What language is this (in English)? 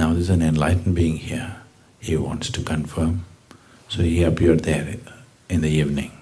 English